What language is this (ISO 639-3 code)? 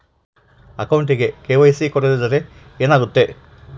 kan